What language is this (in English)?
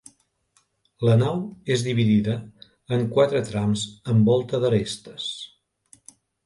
Catalan